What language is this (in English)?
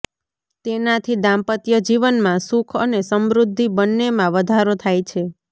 Gujarati